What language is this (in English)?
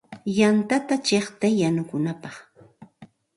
Santa Ana de Tusi Pasco Quechua